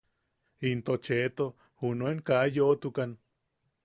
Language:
Yaqui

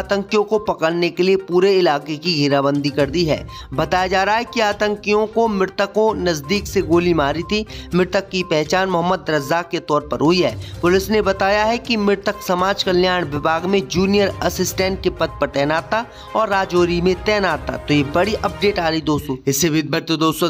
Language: Hindi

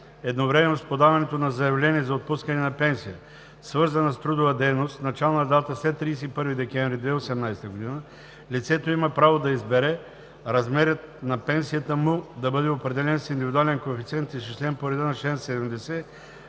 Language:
Bulgarian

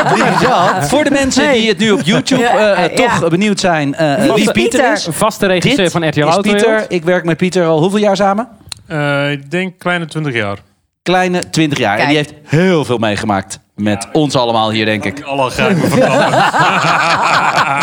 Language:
Dutch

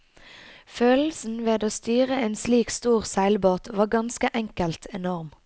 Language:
Norwegian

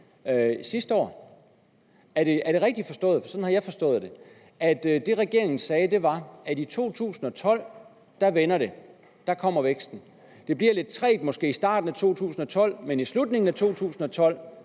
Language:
Danish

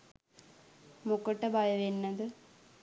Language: Sinhala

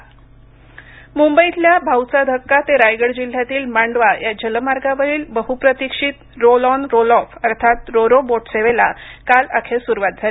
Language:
Marathi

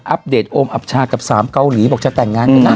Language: Thai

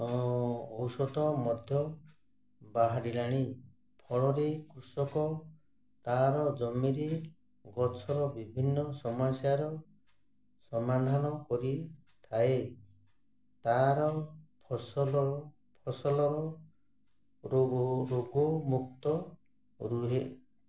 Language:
Odia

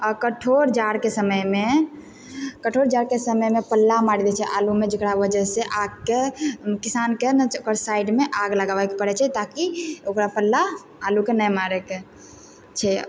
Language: Maithili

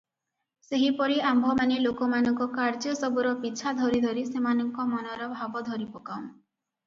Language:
Odia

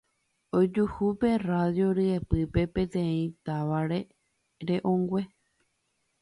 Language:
Guarani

